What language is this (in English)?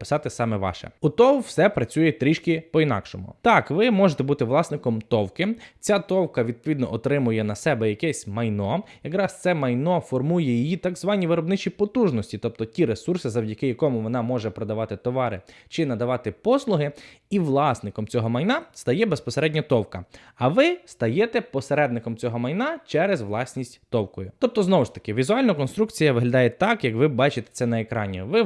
Ukrainian